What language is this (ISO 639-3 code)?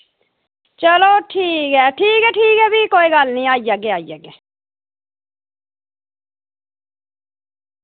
doi